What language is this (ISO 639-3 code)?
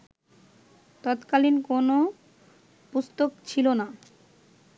ben